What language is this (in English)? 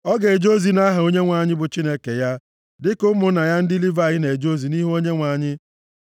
Igbo